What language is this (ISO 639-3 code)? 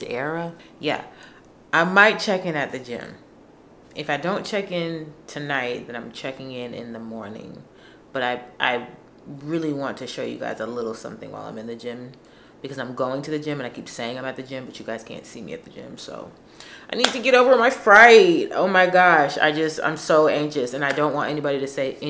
eng